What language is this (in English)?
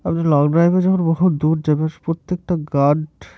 Bangla